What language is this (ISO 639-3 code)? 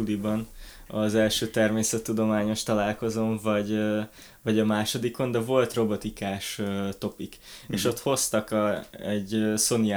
hun